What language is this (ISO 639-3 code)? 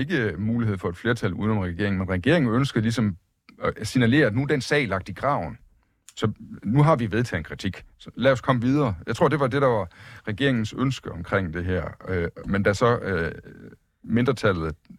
dan